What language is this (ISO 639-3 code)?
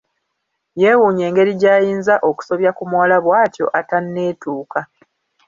lug